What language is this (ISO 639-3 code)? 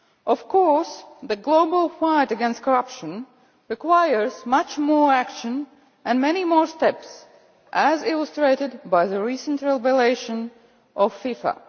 eng